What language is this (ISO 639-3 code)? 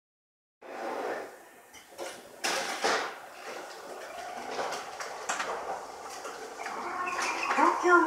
jpn